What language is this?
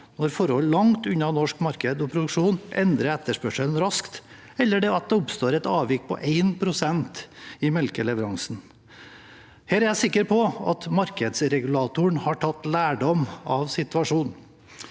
Norwegian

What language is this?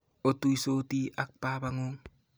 Kalenjin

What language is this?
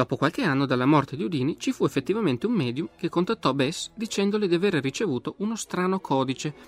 Italian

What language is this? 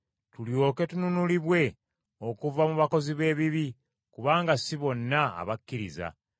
Ganda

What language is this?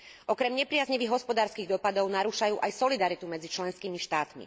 Slovak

